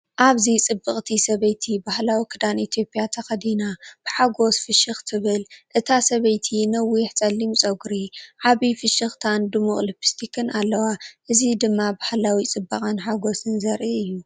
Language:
Tigrinya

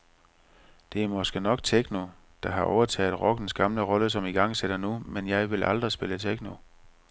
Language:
Danish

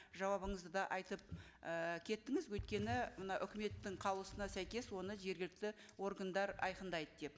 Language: Kazakh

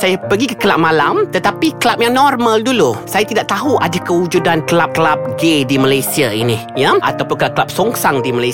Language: Malay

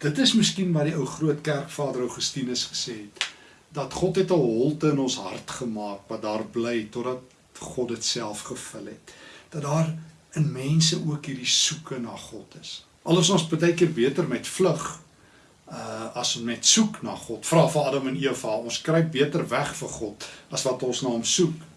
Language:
Dutch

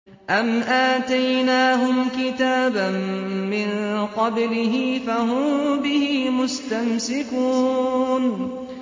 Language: Arabic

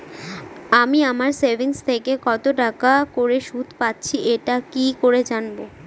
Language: Bangla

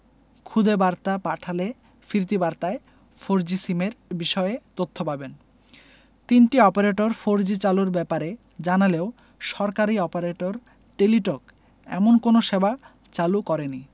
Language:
Bangla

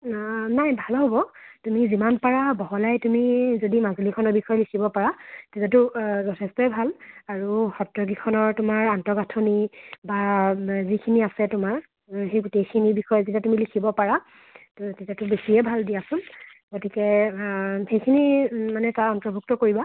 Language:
Assamese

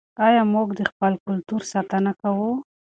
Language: Pashto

